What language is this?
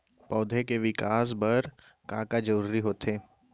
Chhattisgarhi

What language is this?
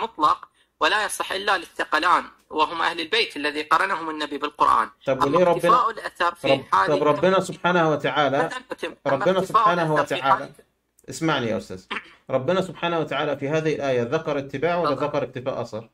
Arabic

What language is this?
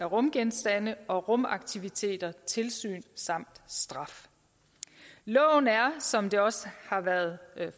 Danish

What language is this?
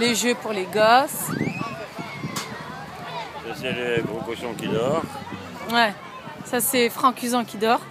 French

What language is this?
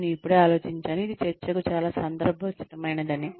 Telugu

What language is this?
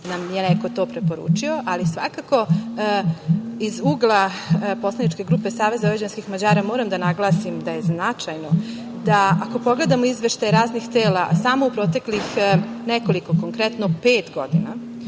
Serbian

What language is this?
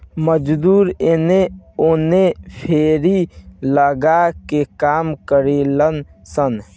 Bhojpuri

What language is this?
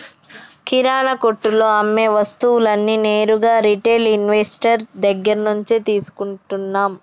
Telugu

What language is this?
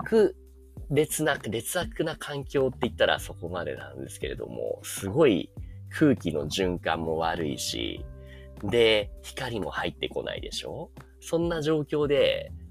Japanese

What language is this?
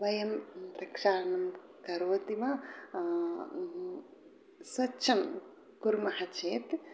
Sanskrit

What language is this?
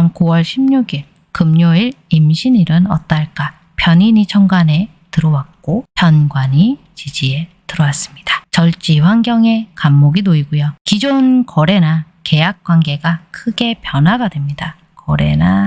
Korean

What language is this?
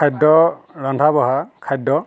Assamese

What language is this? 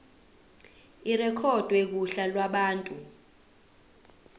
Zulu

